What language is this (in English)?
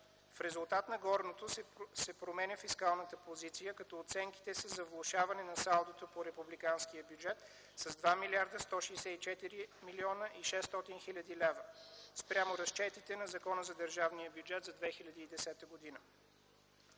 Bulgarian